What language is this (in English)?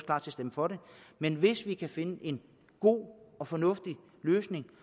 Danish